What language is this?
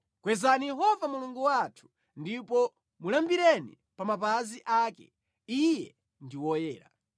Nyanja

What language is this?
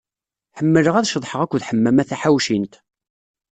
Kabyle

